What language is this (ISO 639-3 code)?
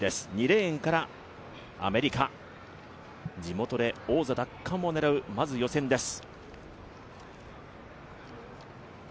jpn